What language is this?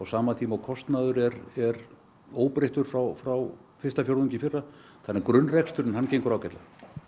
Icelandic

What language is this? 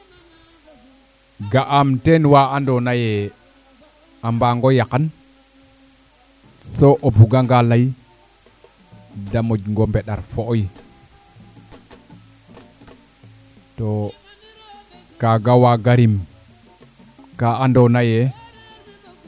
Serer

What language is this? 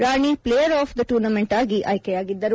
Kannada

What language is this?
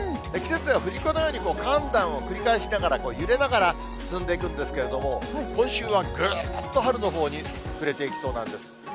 Japanese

